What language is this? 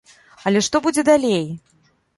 Belarusian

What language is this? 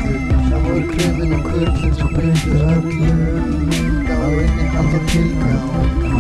Icelandic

